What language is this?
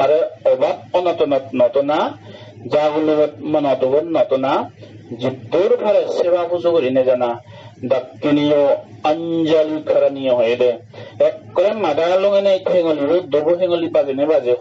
Japanese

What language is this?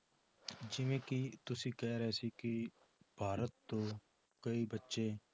Punjabi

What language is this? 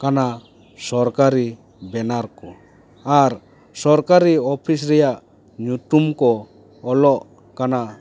Santali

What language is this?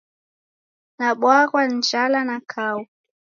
Taita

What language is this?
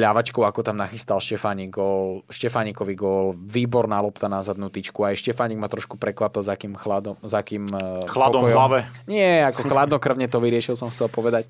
Slovak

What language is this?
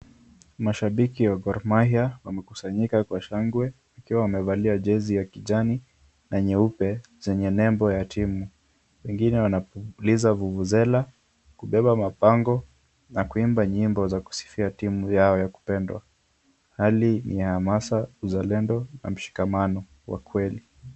Swahili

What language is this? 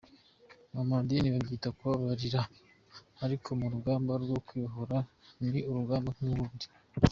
Kinyarwanda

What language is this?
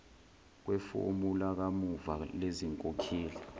Zulu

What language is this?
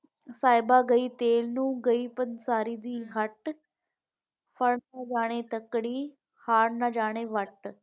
Punjabi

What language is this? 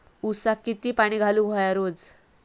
Marathi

